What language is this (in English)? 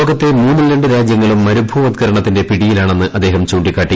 Malayalam